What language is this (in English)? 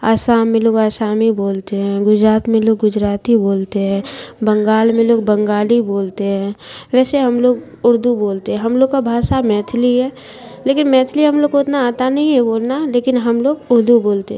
Urdu